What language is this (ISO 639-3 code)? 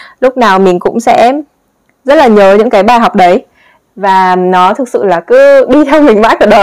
vie